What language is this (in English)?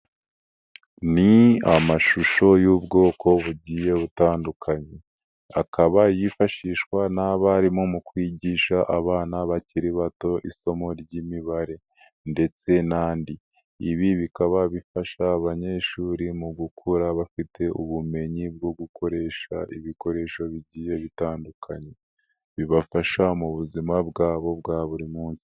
Kinyarwanda